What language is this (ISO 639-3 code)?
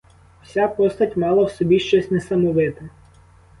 ukr